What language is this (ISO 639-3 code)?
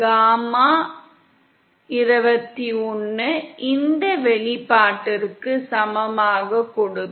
tam